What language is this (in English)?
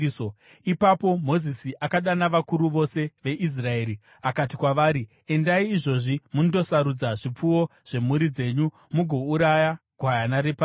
Shona